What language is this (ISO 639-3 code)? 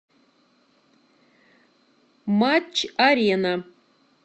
rus